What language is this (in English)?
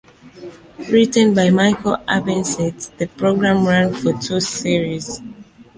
English